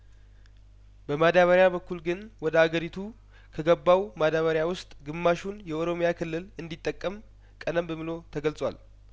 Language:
Amharic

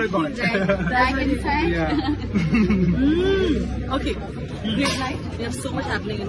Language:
Arabic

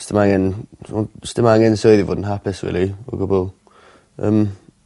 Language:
Welsh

